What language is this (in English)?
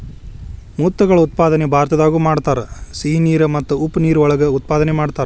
Kannada